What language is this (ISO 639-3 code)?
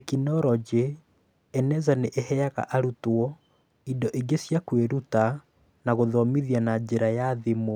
kik